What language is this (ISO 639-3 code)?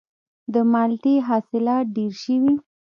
pus